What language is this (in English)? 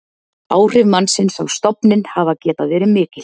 Icelandic